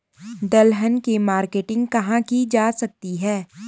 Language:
Hindi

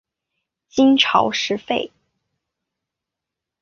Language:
Chinese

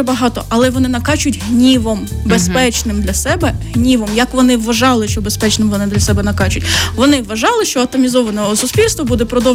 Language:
Ukrainian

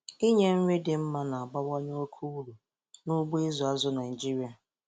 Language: Igbo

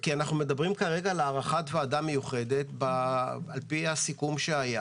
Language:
Hebrew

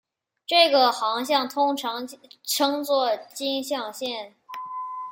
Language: Chinese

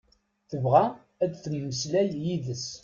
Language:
Kabyle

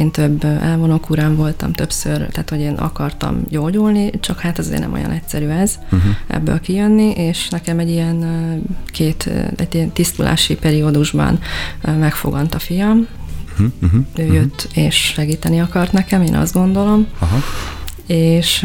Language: Hungarian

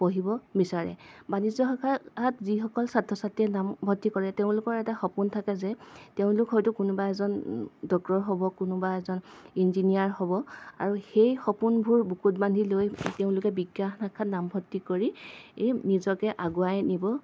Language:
Assamese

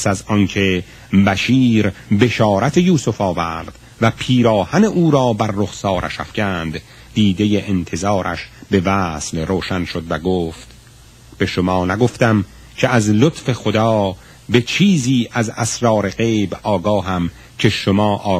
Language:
Persian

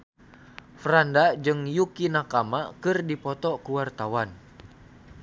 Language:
Sundanese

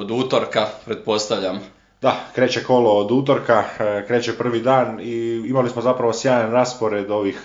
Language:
Croatian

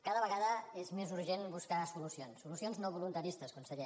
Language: Catalan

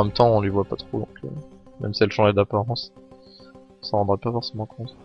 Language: French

